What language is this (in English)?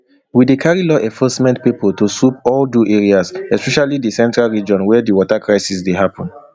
Nigerian Pidgin